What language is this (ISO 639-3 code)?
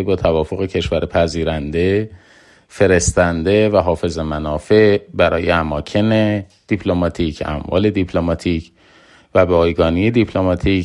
fas